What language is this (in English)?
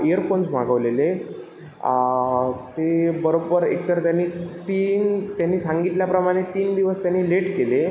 Marathi